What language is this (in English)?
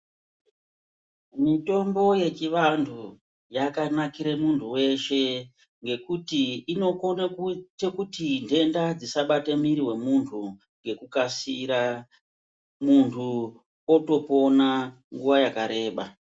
Ndau